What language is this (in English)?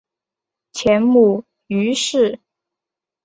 Chinese